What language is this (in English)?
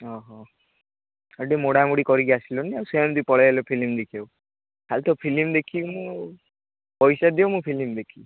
Odia